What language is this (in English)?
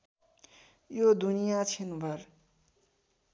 Nepali